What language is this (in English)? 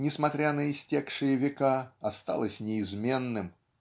Russian